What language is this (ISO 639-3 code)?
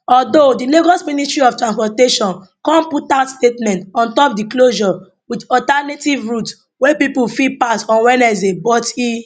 pcm